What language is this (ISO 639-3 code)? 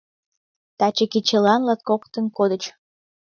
chm